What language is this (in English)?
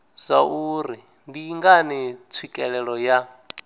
Venda